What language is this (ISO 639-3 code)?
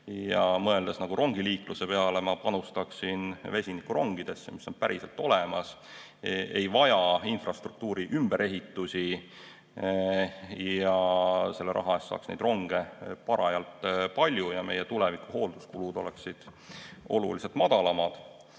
est